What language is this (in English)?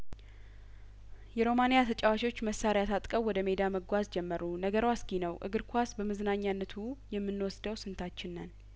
Amharic